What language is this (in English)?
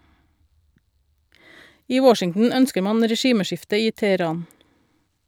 Norwegian